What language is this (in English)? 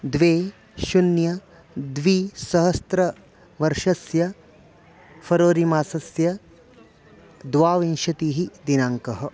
Sanskrit